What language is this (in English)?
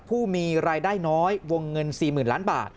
Thai